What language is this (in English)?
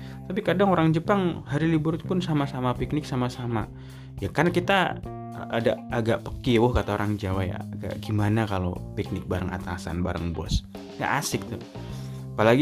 Indonesian